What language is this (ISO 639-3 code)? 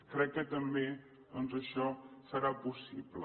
cat